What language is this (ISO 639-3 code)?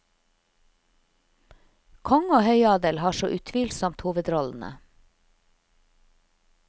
nor